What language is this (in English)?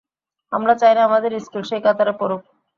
Bangla